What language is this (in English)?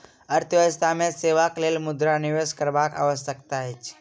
Maithili